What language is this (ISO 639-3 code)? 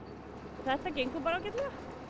isl